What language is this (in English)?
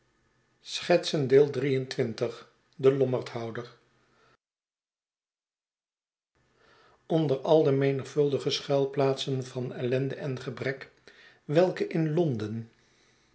Dutch